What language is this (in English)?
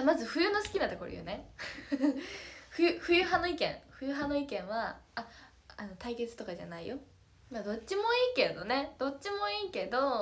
Japanese